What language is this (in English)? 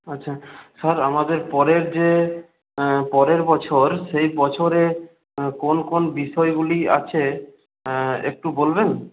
Bangla